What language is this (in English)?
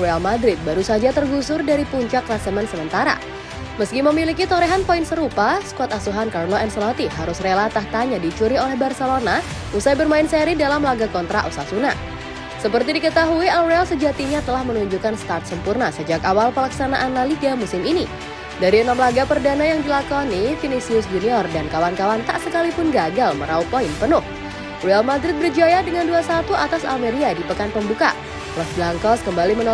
Indonesian